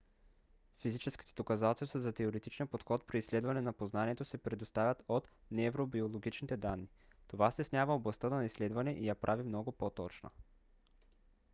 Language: Bulgarian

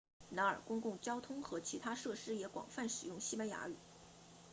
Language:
Chinese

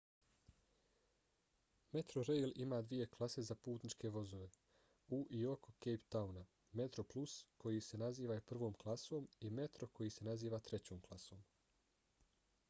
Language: Bosnian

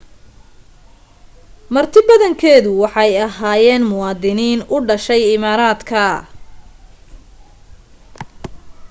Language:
Somali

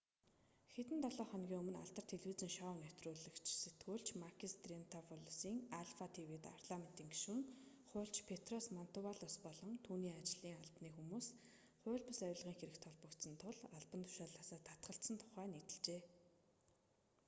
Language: Mongolian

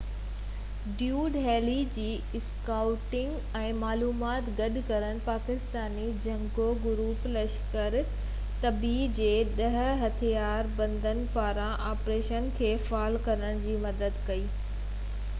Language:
Sindhi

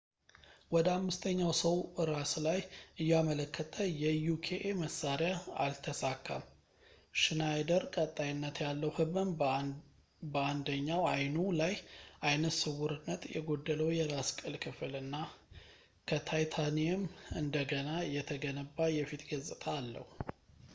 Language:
Amharic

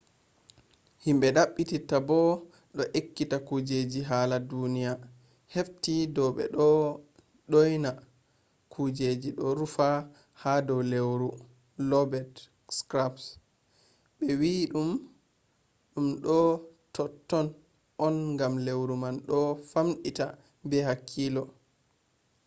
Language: Fula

